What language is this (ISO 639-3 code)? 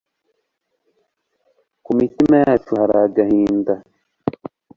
kin